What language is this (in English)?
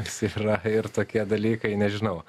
Lithuanian